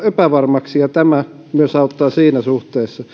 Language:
Finnish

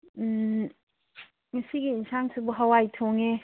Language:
Manipuri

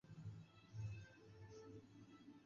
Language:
Chinese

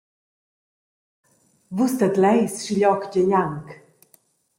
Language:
Romansh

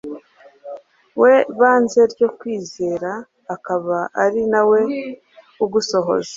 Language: Kinyarwanda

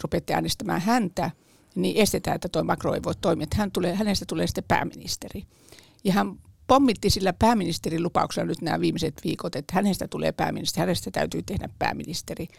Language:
Finnish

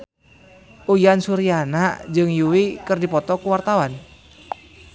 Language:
Sundanese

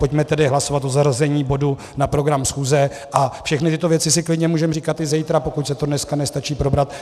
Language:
Czech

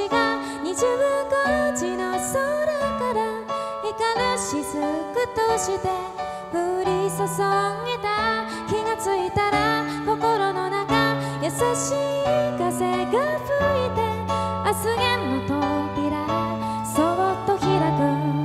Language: Japanese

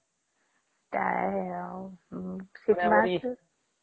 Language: Odia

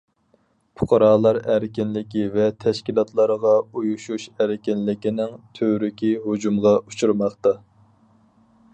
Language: Uyghur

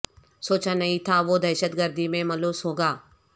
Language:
Urdu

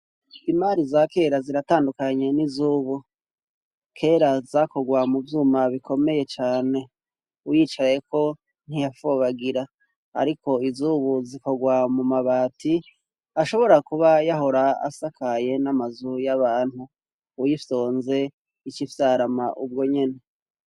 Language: Rundi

